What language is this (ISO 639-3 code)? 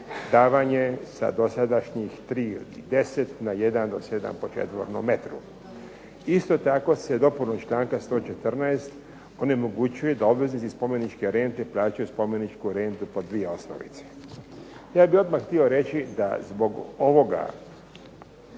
hrv